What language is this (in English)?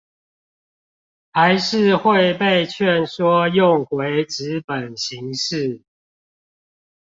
Chinese